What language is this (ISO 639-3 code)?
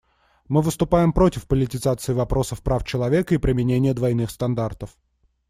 rus